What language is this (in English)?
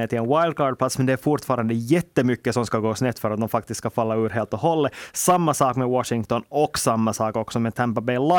Swedish